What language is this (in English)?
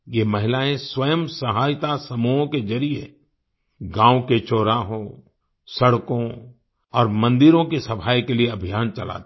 Hindi